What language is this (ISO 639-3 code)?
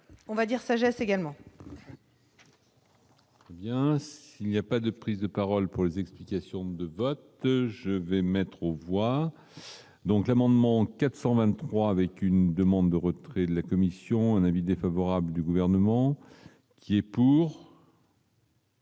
fra